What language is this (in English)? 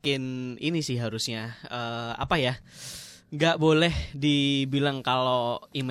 Indonesian